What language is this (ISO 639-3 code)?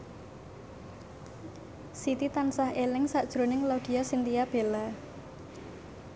jav